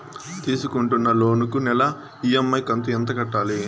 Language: Telugu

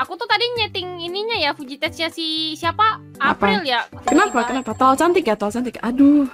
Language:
Indonesian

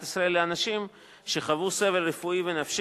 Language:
Hebrew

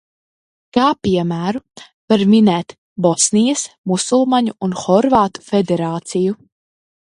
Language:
Latvian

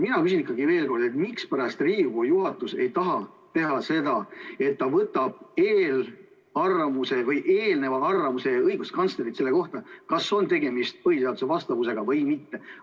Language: Estonian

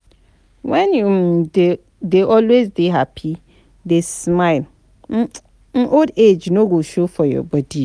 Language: Nigerian Pidgin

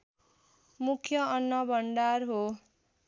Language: Nepali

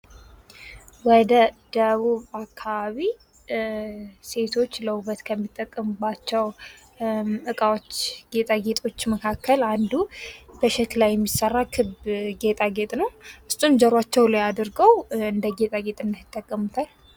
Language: Amharic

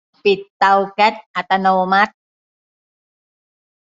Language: Thai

